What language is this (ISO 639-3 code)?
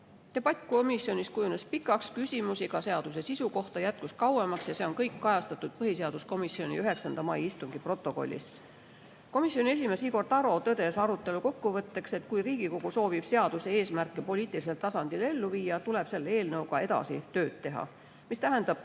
est